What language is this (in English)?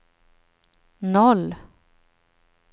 Swedish